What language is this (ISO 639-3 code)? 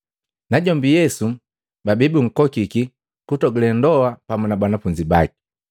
mgv